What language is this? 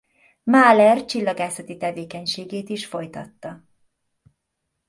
Hungarian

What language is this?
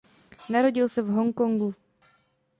Czech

